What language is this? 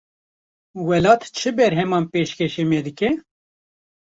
Kurdish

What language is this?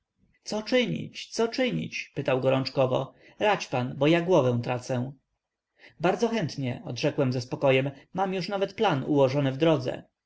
Polish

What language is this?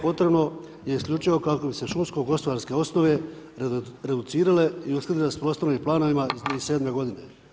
Croatian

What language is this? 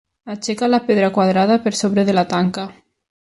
Catalan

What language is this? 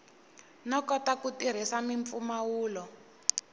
Tsonga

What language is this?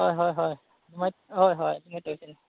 Manipuri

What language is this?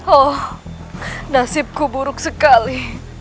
Indonesian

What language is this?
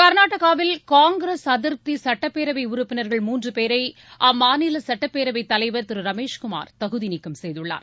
Tamil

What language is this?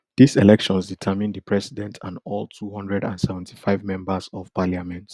Nigerian Pidgin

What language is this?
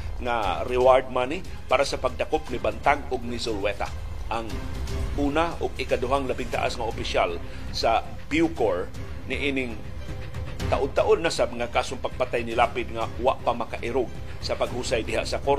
Filipino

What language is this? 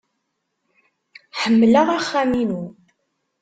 Kabyle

